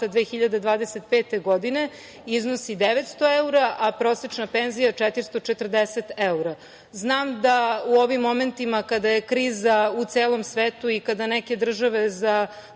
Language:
Serbian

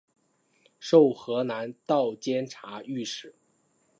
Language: Chinese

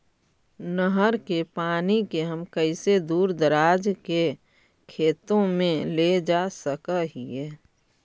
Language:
Magahi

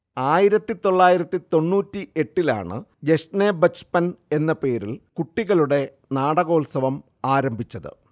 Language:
Malayalam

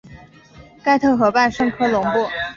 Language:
Chinese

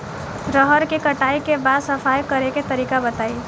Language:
Bhojpuri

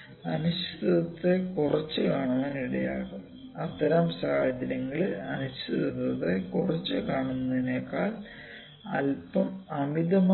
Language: Malayalam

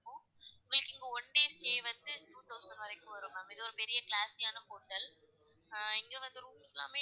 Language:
Tamil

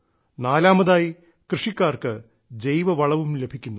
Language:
Malayalam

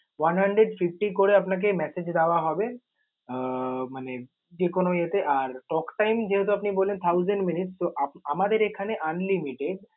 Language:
Bangla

